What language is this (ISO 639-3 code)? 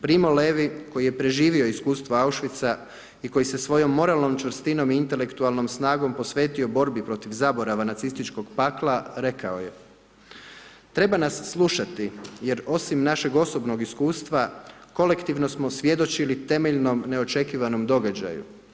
hrv